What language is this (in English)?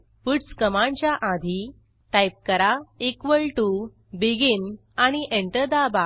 Marathi